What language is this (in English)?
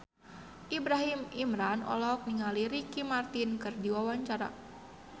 Sundanese